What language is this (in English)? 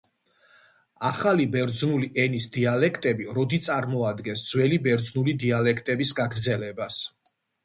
Georgian